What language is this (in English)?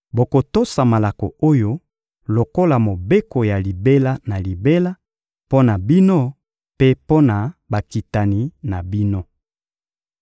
Lingala